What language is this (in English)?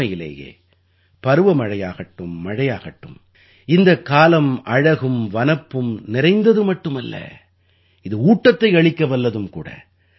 Tamil